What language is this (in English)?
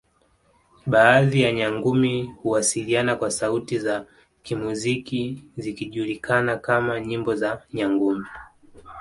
Swahili